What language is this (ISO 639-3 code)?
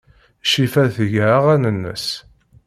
kab